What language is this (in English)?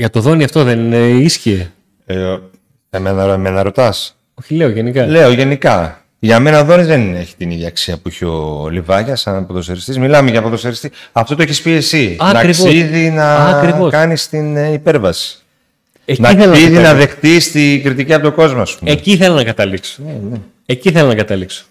Greek